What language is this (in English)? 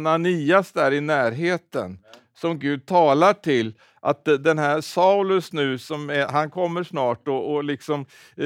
Swedish